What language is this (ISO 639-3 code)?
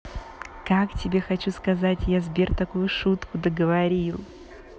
rus